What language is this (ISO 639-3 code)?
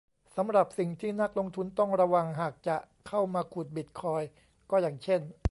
tha